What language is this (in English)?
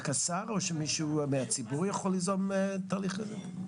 Hebrew